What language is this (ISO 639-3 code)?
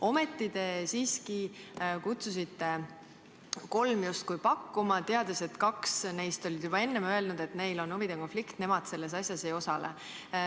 est